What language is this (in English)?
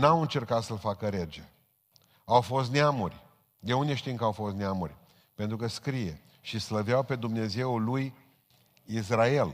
Romanian